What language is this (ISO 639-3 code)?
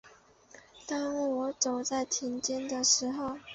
zho